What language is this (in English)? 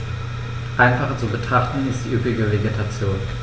German